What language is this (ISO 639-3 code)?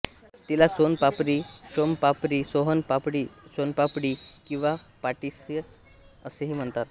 mar